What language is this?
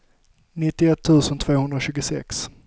Swedish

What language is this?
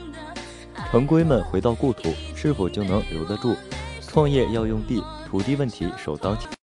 Chinese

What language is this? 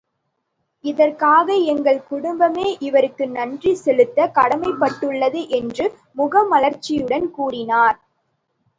Tamil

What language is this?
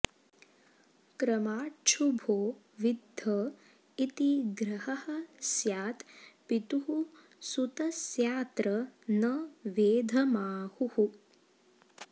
Sanskrit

